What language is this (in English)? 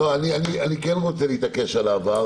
Hebrew